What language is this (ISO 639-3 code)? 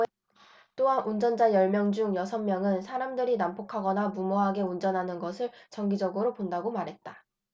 kor